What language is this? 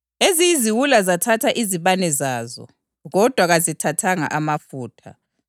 North Ndebele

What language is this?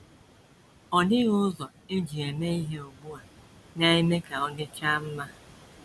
Igbo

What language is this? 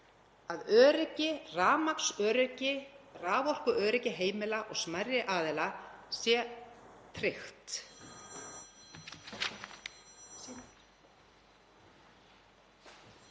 Icelandic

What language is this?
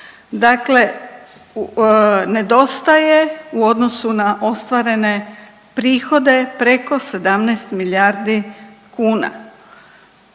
Croatian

